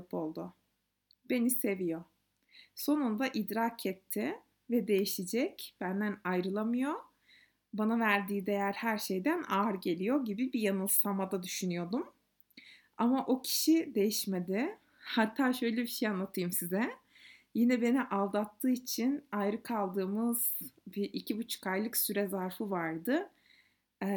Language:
Turkish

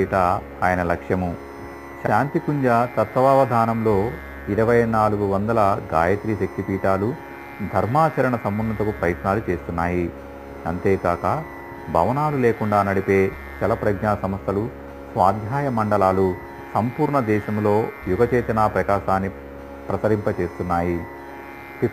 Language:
Telugu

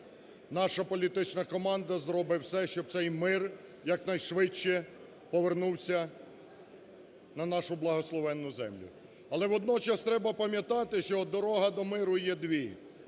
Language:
Ukrainian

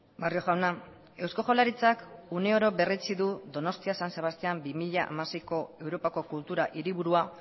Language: Basque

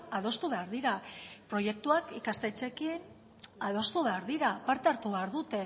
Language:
Basque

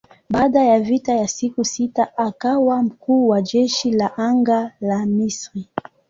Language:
Swahili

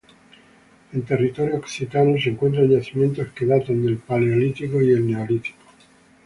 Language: Spanish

